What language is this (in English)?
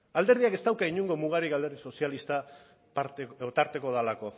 Basque